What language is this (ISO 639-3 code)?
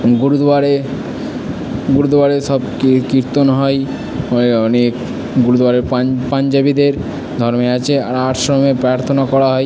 ben